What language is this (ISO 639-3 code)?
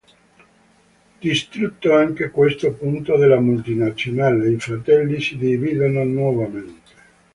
ita